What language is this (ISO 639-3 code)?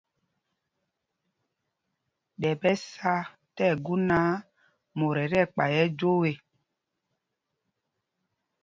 mgg